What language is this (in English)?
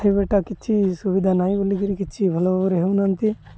Odia